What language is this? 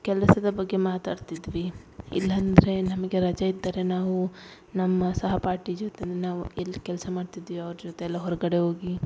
Kannada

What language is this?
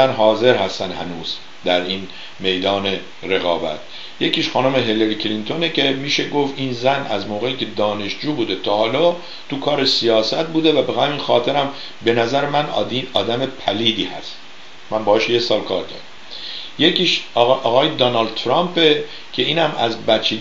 Persian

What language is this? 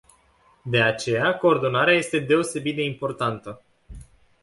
Romanian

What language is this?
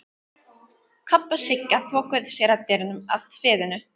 Icelandic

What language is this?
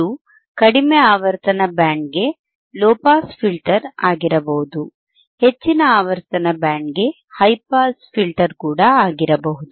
Kannada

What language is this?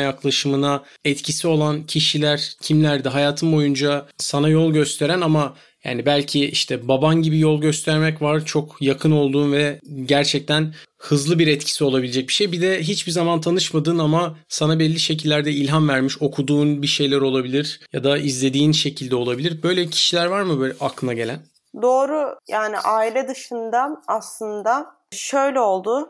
Turkish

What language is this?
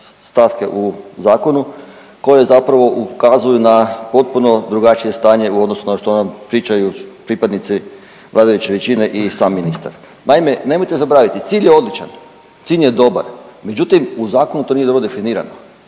Croatian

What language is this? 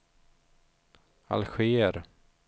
Swedish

